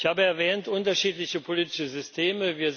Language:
German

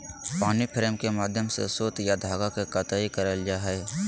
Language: Magahi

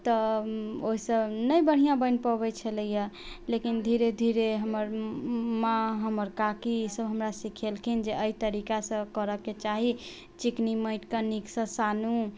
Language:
Maithili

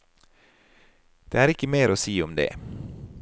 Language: Norwegian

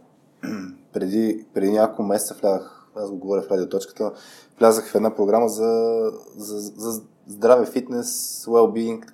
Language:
Bulgarian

